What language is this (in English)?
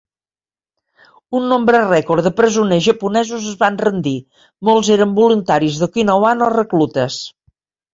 Catalan